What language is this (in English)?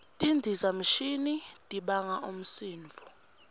Swati